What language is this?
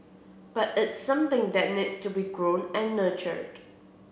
English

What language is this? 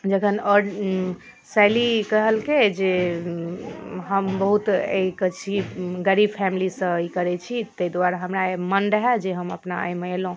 Maithili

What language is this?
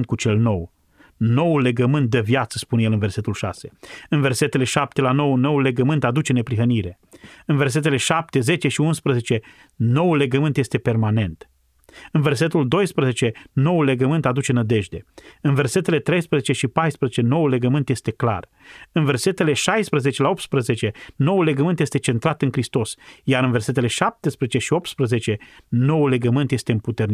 Romanian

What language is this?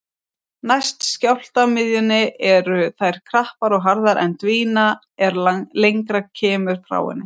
Icelandic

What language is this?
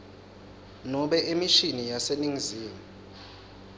Swati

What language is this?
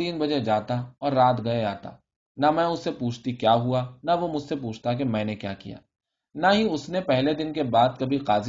Urdu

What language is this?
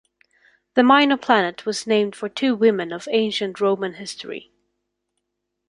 English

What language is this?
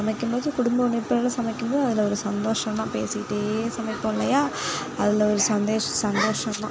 Tamil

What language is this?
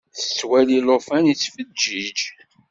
Kabyle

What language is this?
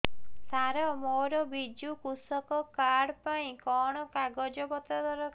Odia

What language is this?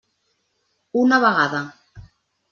Catalan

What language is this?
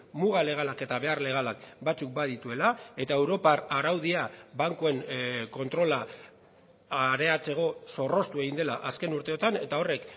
Basque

